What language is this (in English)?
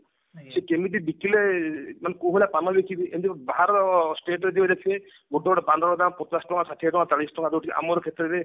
Odia